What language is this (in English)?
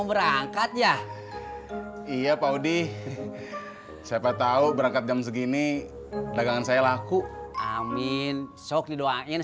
Indonesian